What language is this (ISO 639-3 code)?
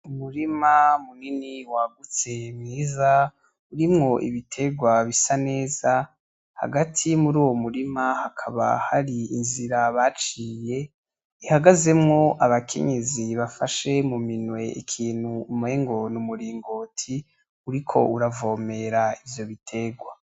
run